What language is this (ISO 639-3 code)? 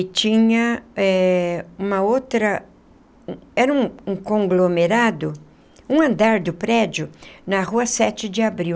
por